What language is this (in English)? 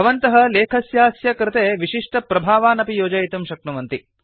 Sanskrit